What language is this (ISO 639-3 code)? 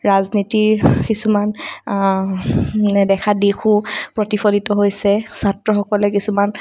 asm